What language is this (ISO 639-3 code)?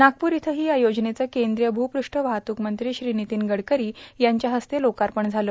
mar